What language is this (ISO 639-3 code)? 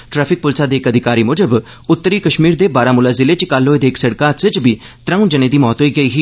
doi